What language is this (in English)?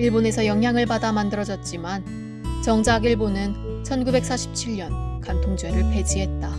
Korean